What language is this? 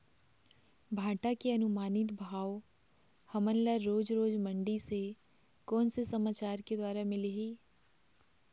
Chhattisgarhi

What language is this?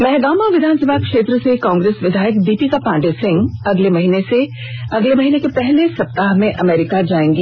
Hindi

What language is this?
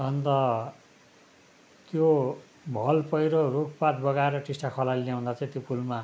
Nepali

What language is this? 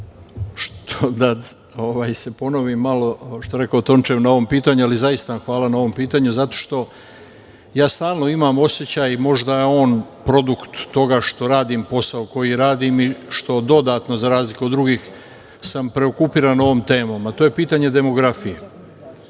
Serbian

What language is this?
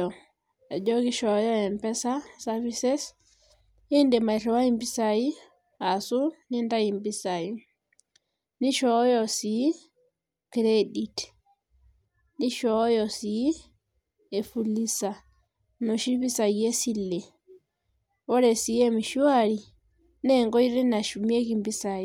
Masai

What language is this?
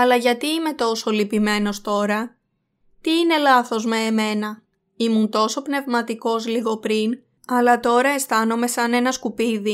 Greek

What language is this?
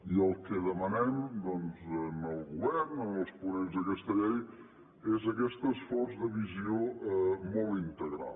Catalan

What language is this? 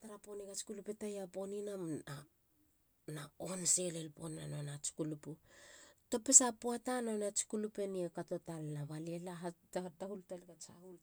Halia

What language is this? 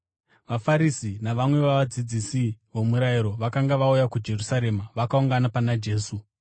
Shona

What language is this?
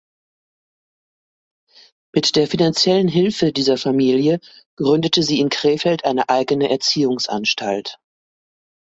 German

